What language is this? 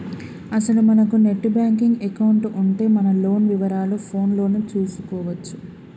Telugu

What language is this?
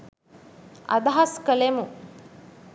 Sinhala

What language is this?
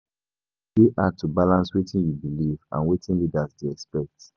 Nigerian Pidgin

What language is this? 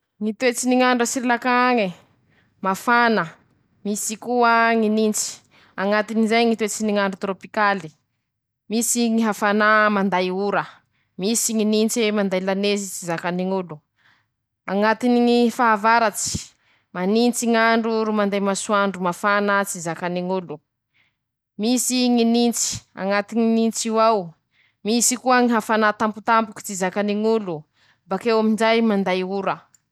Masikoro Malagasy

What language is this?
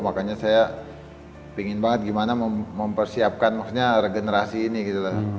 Indonesian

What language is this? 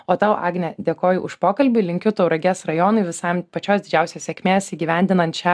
Lithuanian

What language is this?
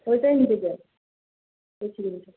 Bangla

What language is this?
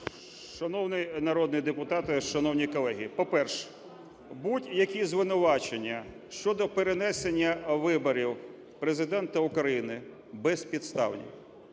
Ukrainian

